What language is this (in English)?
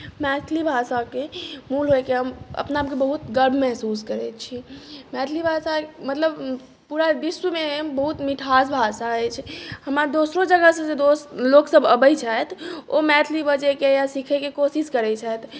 Maithili